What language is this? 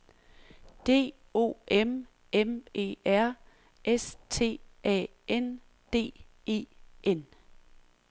Danish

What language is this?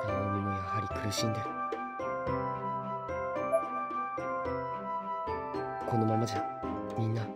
Japanese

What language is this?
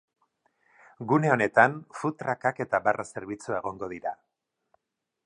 Basque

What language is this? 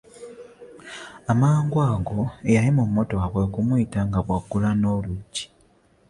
Ganda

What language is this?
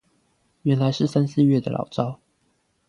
Chinese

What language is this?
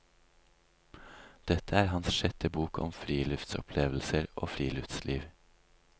Norwegian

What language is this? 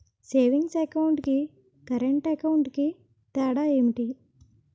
Telugu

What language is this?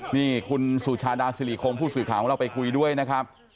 Thai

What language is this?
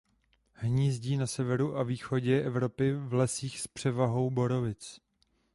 Czech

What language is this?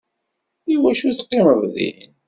Kabyle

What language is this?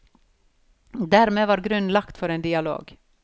Norwegian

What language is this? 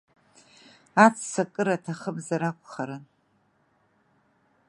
Abkhazian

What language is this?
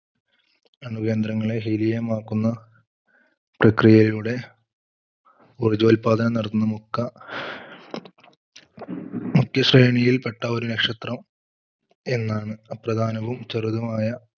Malayalam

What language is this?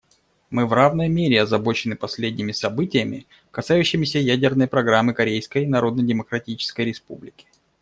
Russian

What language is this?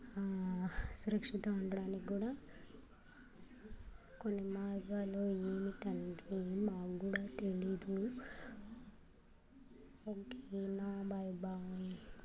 Telugu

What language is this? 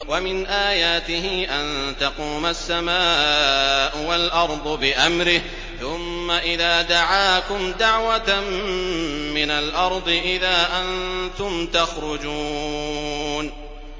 Arabic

